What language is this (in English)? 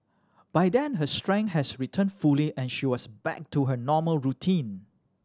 English